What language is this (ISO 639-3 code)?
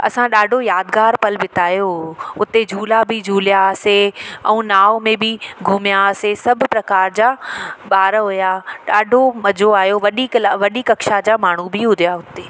snd